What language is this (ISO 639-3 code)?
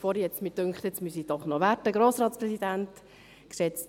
gsw